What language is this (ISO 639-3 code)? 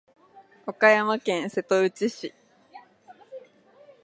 jpn